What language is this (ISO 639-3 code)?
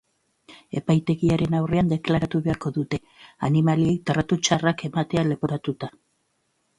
eus